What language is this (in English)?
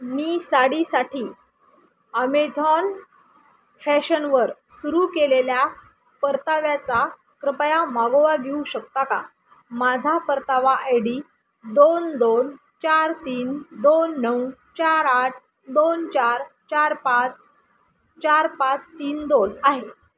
Marathi